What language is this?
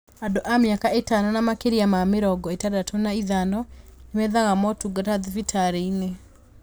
Kikuyu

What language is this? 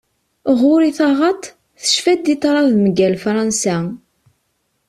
Kabyle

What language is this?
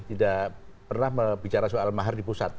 Indonesian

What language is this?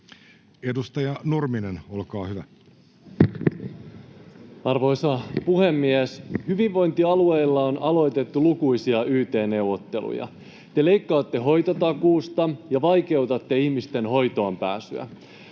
Finnish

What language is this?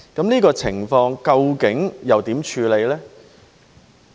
Cantonese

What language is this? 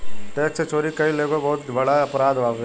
Bhojpuri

